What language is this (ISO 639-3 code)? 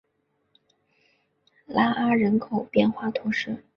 zho